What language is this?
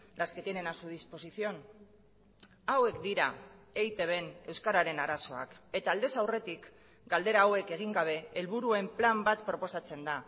Basque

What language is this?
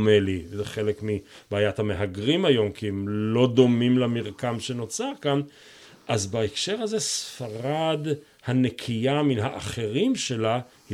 Hebrew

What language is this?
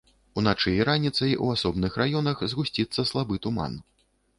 Belarusian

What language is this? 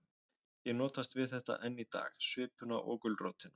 Icelandic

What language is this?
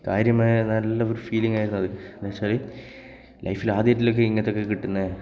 Malayalam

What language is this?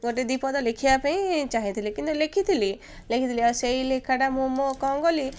Odia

